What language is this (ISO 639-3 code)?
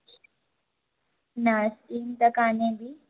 snd